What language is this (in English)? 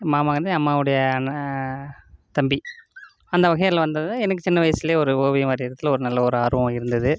Tamil